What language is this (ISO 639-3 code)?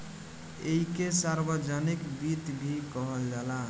bho